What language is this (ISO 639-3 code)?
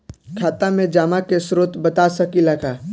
bho